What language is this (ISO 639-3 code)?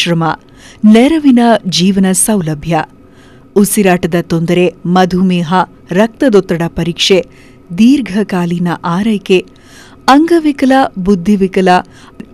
hin